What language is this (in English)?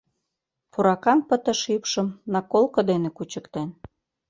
Mari